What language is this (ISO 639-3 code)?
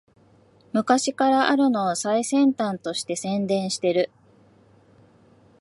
jpn